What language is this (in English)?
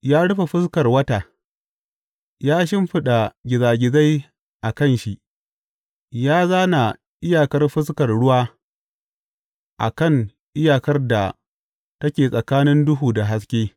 Hausa